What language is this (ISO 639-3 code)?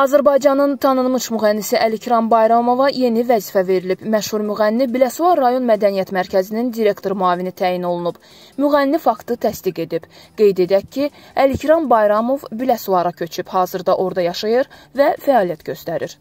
tur